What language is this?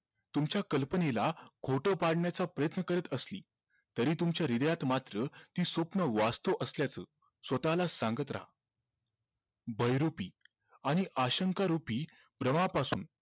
Marathi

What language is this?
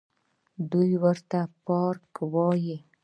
Pashto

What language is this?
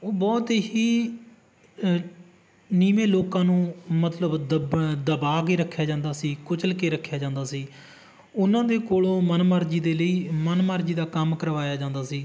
Punjabi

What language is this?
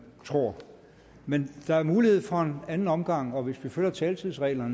Danish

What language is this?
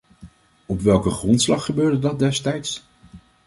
Dutch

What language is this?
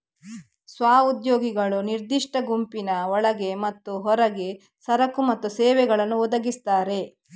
Kannada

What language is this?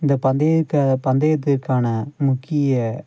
Tamil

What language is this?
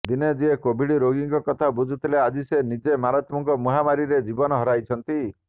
Odia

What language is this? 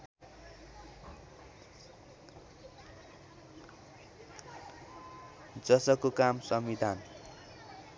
Nepali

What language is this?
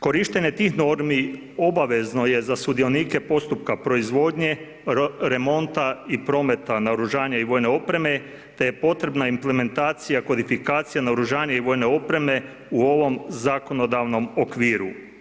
Croatian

